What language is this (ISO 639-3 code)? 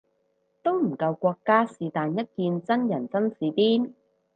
yue